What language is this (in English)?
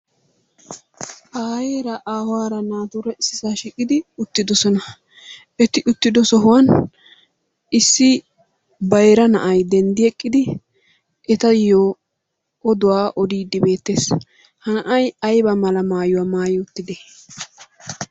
Wolaytta